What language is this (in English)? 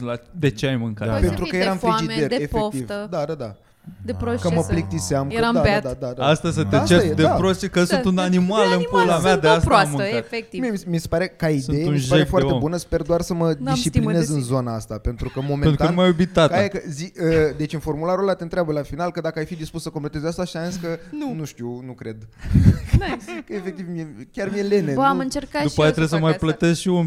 Romanian